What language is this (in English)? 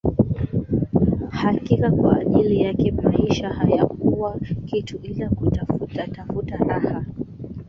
Swahili